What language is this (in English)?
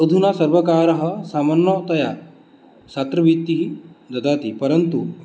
Sanskrit